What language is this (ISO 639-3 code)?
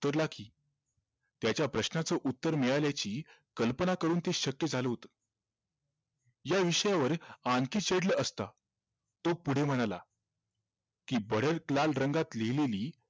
mar